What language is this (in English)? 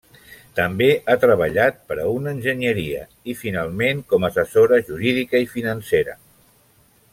Catalan